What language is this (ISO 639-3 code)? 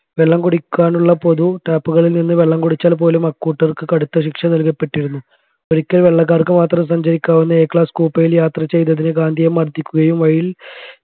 mal